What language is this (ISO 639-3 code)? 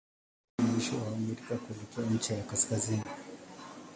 swa